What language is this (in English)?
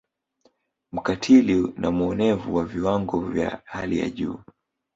Swahili